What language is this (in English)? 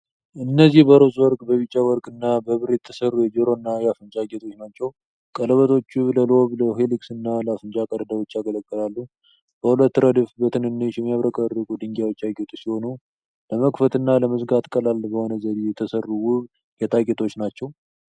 Amharic